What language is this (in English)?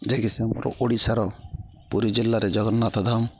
Odia